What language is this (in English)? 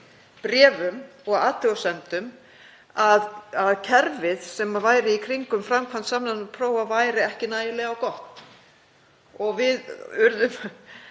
Icelandic